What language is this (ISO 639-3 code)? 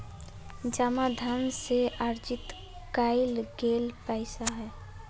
mag